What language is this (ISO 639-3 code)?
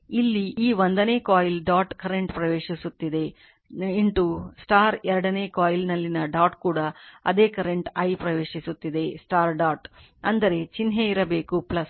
kan